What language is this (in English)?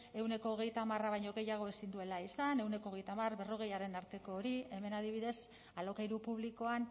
Basque